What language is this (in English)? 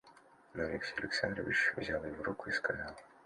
Russian